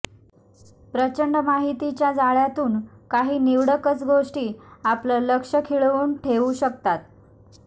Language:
Marathi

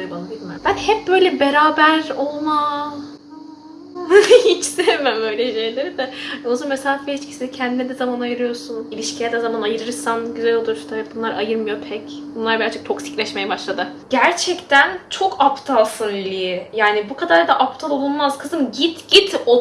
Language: Turkish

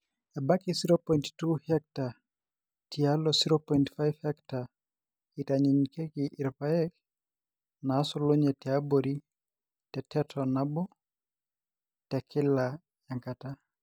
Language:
Masai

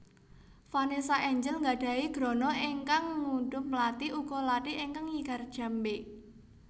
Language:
Javanese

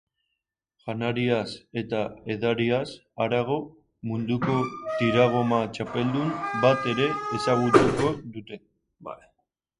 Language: Basque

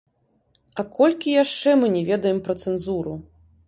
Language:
Belarusian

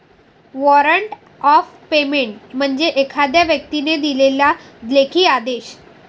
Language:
Marathi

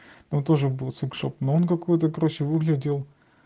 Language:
Russian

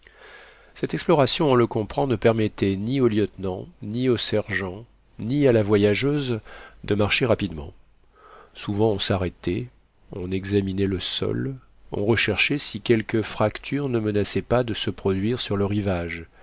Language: French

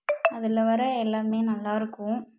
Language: Tamil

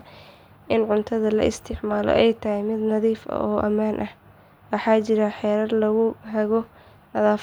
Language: Somali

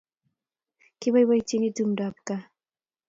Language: Kalenjin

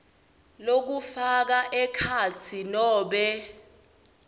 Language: Swati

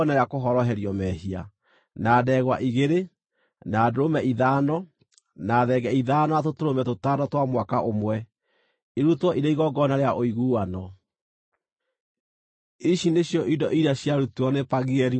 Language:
Kikuyu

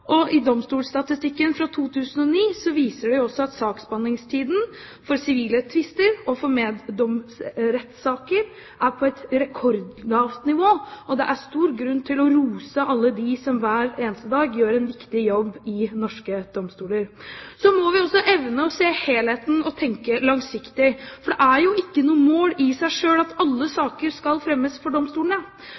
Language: Norwegian Bokmål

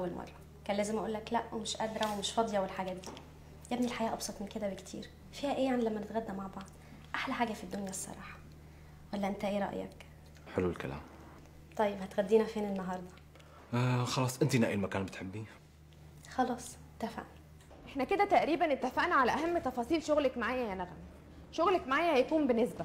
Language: Arabic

